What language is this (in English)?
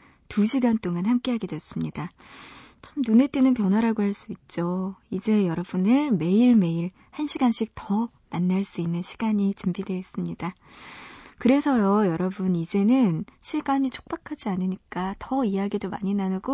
Korean